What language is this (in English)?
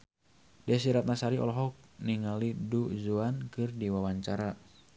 Sundanese